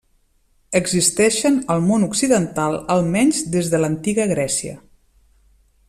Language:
Catalan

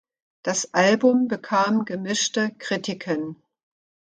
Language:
German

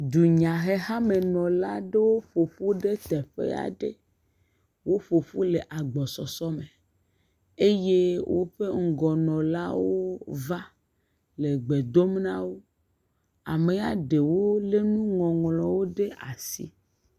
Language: Ewe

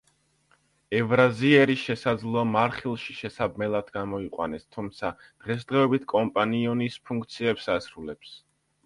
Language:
Georgian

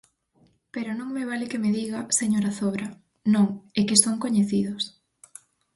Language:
Galician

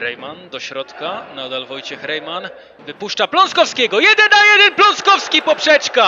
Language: Polish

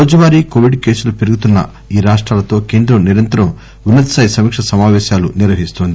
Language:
Telugu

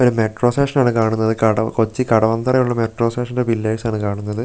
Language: Malayalam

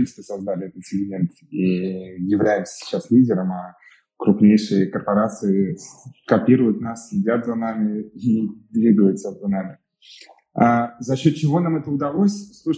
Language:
Russian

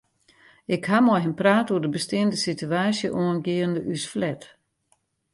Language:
Western Frisian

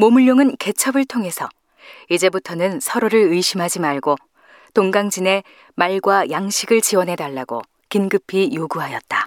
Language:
Korean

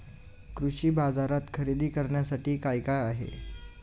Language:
Marathi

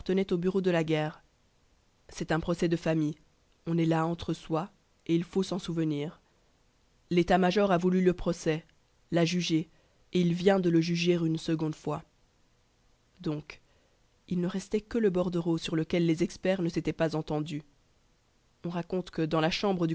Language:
French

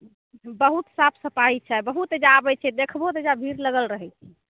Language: Maithili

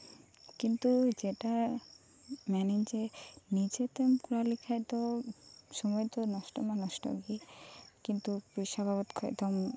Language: Santali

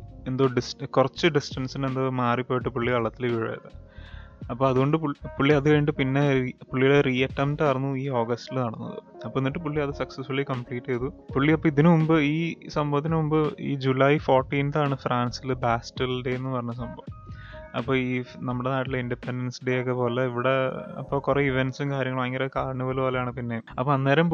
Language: Malayalam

